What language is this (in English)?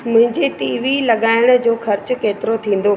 Sindhi